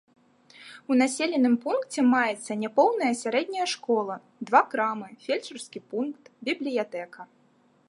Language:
Belarusian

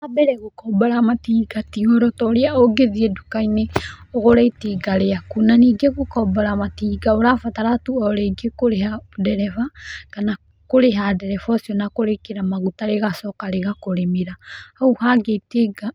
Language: Kikuyu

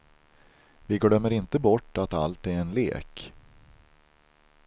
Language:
Swedish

